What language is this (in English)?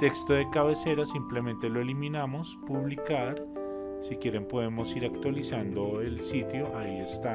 Spanish